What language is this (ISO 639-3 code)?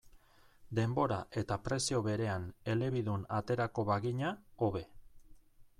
eus